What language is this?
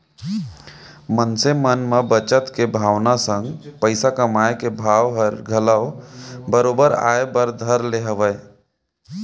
Chhattisgarhi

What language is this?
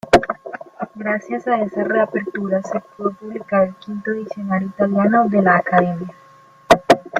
Spanish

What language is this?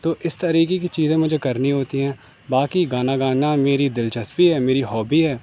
Urdu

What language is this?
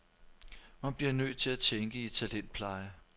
Danish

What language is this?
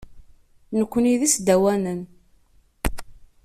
Kabyle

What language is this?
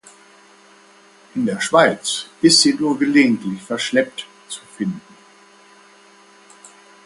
German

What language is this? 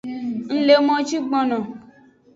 Aja (Benin)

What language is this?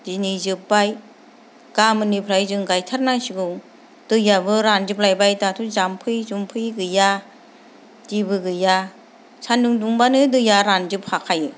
Bodo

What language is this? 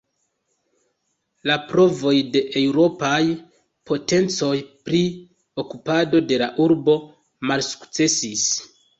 Esperanto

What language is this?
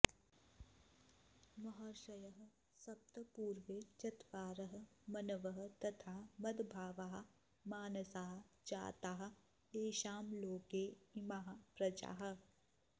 Sanskrit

